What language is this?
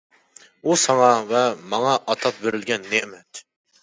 Uyghur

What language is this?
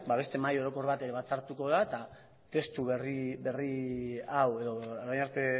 Basque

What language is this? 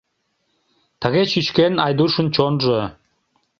Mari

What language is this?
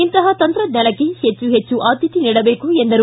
Kannada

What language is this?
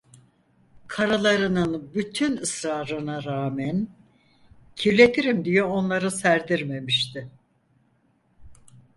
Turkish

